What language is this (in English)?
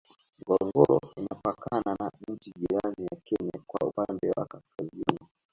Swahili